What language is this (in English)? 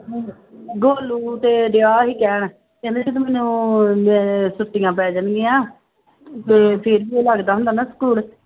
Punjabi